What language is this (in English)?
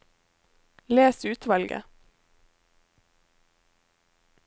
Norwegian